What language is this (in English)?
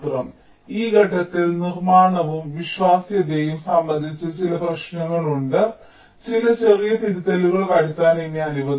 Malayalam